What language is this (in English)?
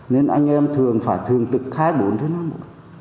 Vietnamese